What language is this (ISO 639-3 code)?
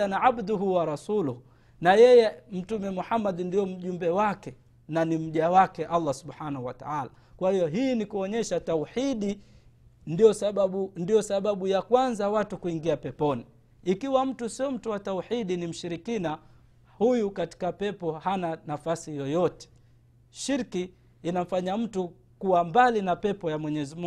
swa